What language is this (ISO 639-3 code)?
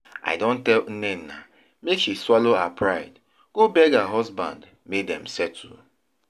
pcm